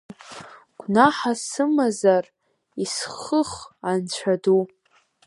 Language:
Abkhazian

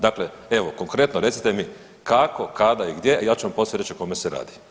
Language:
Croatian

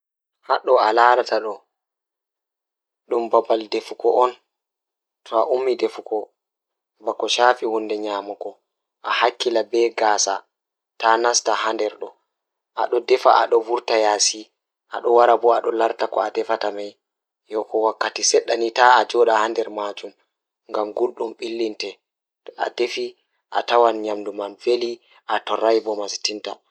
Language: Fula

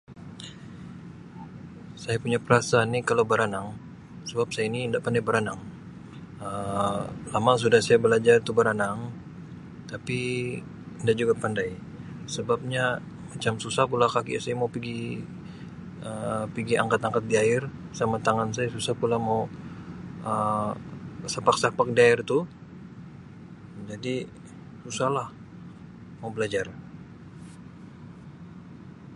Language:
Sabah Malay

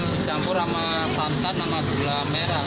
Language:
Indonesian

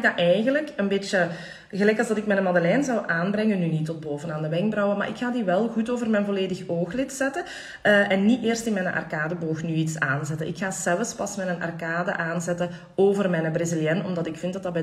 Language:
Dutch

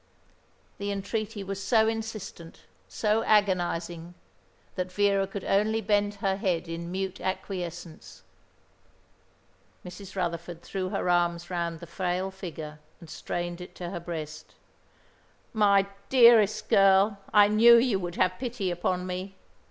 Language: English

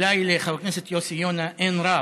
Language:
Hebrew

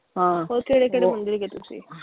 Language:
Punjabi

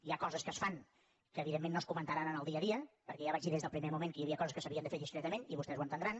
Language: Catalan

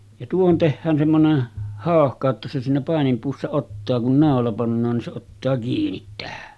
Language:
Finnish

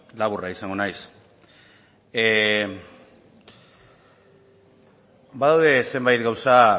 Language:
Basque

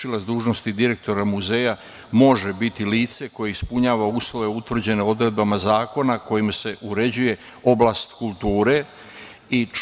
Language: Serbian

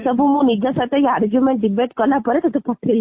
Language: Odia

